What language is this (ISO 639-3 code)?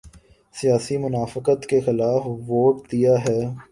urd